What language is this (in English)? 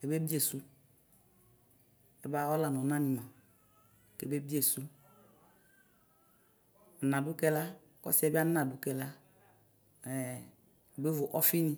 Ikposo